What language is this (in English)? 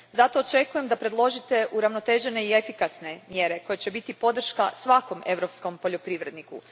Croatian